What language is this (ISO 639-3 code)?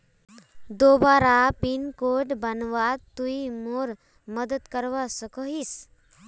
mag